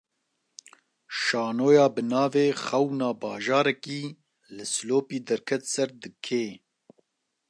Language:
Kurdish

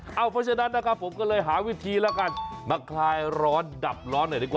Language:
Thai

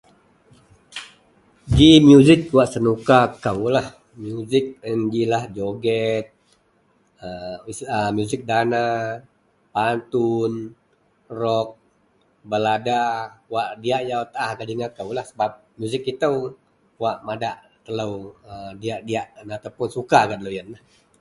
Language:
Central Melanau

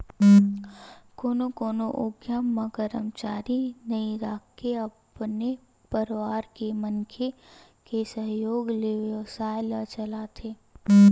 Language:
Chhattisgarhi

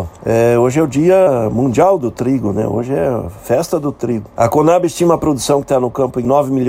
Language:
Portuguese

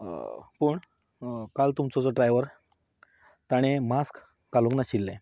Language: Konkani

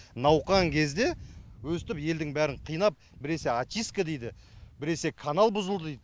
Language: Kazakh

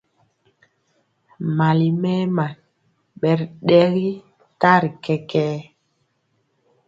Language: Mpiemo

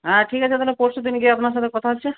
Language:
Bangla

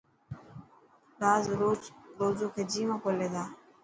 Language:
Dhatki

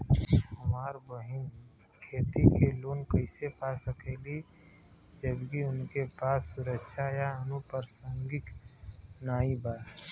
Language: Bhojpuri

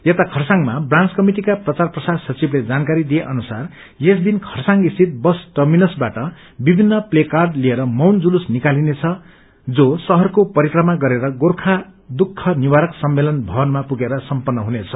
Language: Nepali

